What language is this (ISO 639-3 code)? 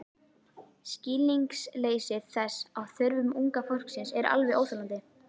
isl